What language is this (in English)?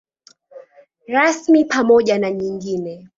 Swahili